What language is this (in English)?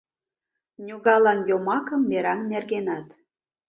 Mari